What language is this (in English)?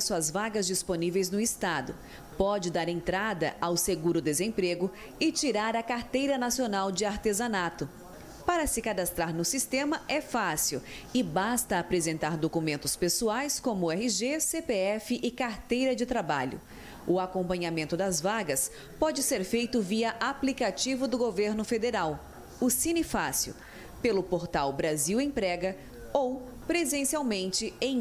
Portuguese